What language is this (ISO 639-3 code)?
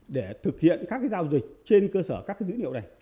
vie